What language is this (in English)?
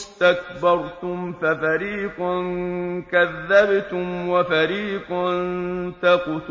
Arabic